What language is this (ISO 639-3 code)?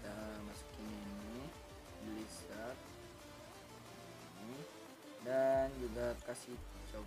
ind